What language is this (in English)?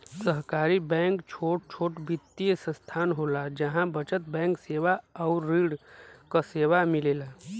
Bhojpuri